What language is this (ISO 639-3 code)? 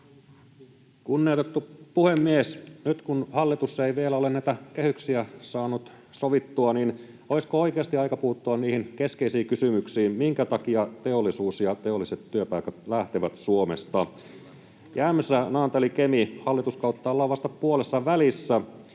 fin